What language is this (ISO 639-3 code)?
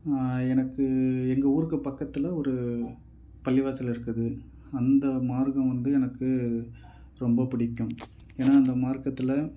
tam